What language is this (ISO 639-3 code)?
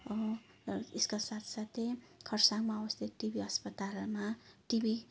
nep